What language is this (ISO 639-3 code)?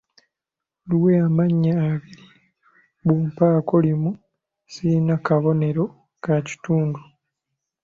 lug